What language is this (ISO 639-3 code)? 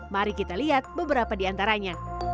ind